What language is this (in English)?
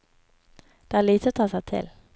Norwegian